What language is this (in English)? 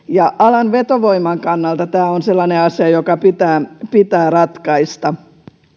Finnish